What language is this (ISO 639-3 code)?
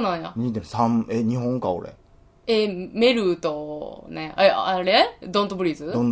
jpn